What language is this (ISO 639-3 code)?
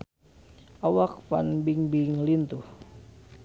sun